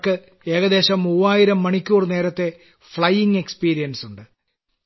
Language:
Malayalam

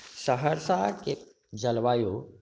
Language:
Maithili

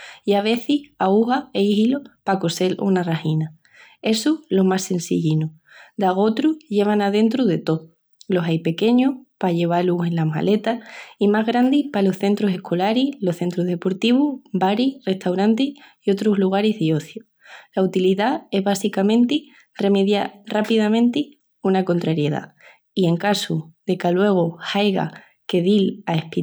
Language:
Extremaduran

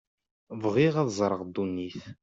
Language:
Kabyle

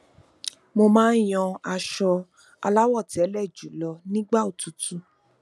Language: Yoruba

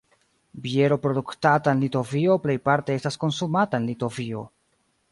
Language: Esperanto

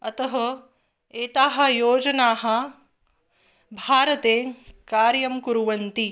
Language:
Sanskrit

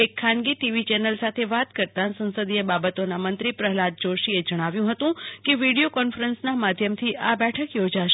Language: Gujarati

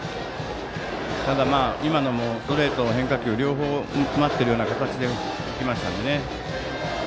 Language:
Japanese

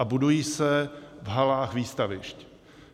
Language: Czech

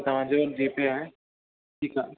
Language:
Sindhi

